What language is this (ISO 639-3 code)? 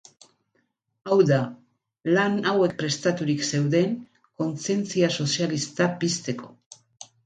eus